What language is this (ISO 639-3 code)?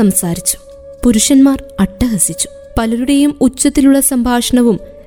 mal